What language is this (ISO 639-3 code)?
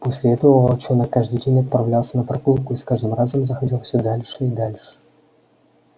rus